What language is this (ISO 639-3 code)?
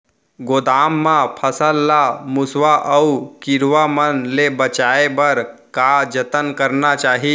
hne